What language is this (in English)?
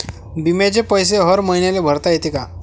Marathi